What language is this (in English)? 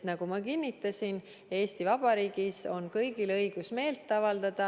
Estonian